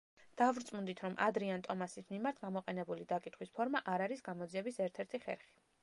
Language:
Georgian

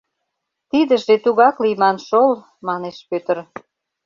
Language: Mari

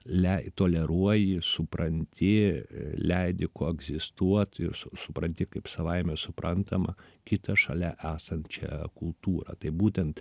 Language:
Lithuanian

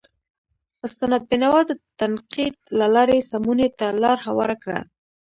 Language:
Pashto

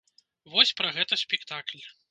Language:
Belarusian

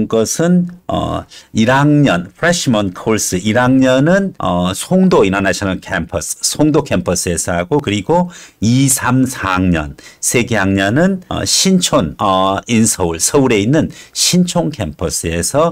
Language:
Korean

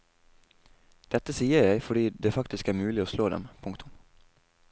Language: Norwegian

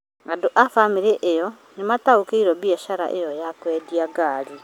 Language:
Kikuyu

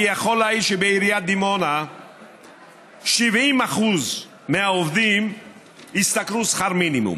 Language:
Hebrew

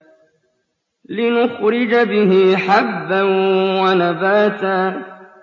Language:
Arabic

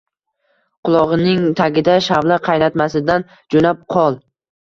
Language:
Uzbek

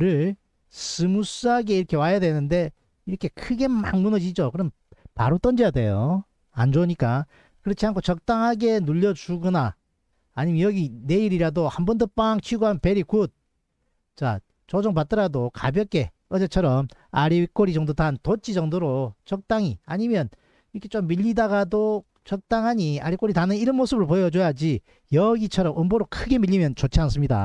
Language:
Korean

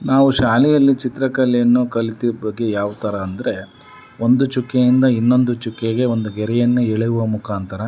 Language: Kannada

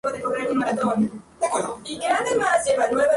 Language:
Spanish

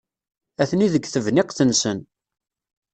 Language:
Kabyle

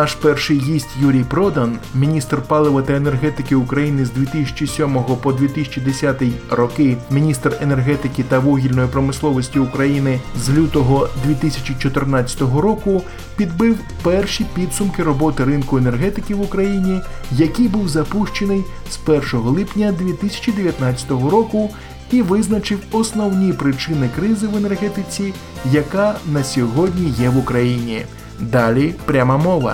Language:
Ukrainian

